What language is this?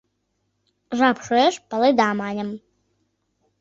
Mari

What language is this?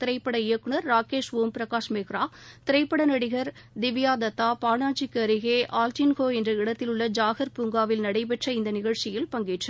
Tamil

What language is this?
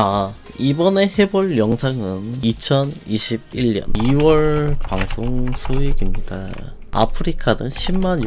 Korean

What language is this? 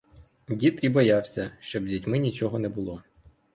Ukrainian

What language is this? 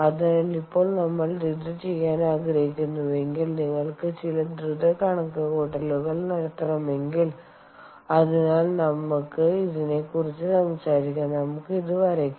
Malayalam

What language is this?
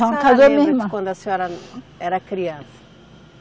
Portuguese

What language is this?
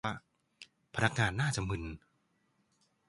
Thai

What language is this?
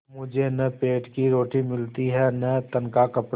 Hindi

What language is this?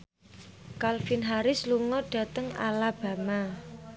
Javanese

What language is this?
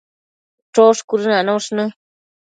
Matsés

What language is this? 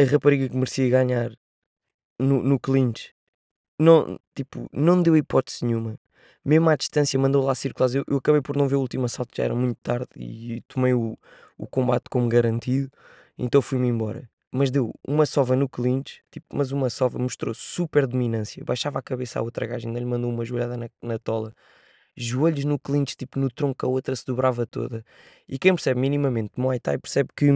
Portuguese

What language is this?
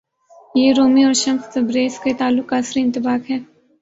Urdu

